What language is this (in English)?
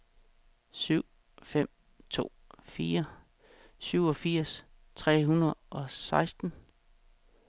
Danish